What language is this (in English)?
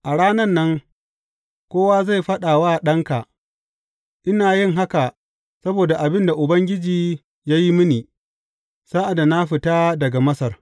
Hausa